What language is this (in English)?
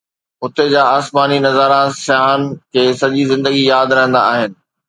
Sindhi